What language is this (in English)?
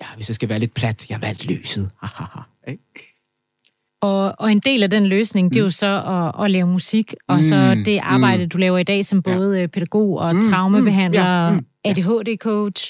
Danish